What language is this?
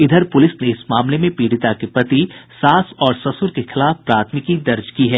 Hindi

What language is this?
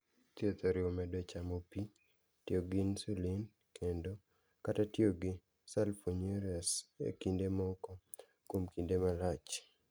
Luo (Kenya and Tanzania)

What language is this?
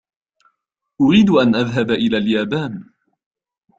Arabic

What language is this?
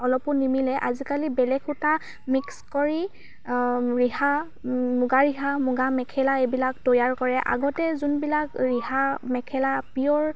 Assamese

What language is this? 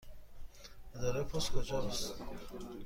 Persian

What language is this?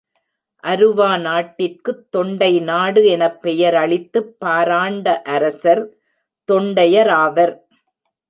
Tamil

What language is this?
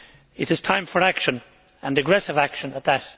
English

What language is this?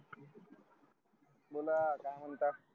Marathi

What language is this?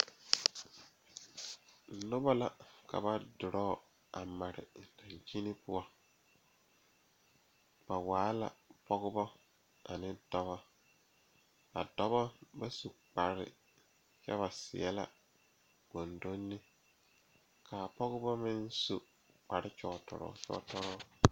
Southern Dagaare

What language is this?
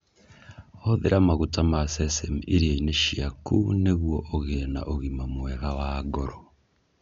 Kikuyu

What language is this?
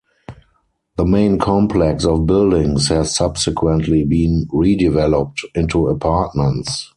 English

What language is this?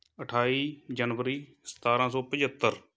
Punjabi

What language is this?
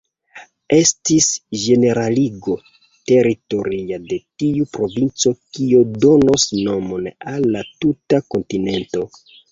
Esperanto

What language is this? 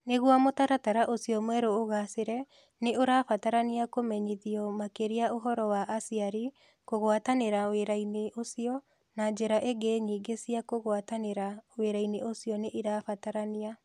Kikuyu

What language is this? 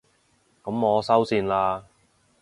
Cantonese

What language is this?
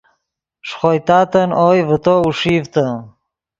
Yidgha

